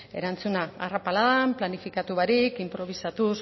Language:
Basque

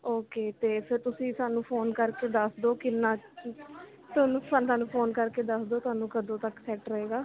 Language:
Punjabi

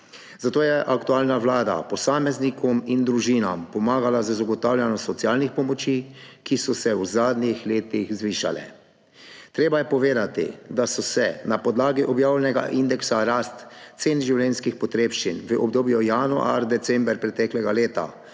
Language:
Slovenian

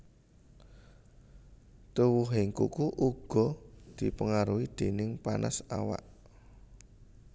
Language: Javanese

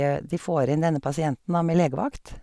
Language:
Norwegian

